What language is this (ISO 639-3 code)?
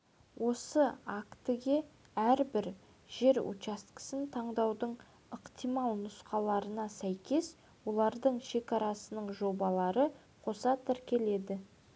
kaz